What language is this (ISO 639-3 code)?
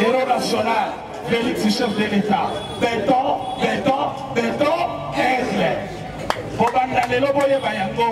fra